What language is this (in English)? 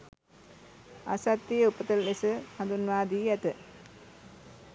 Sinhala